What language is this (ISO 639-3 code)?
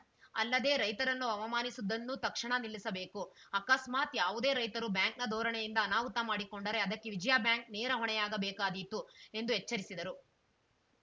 kan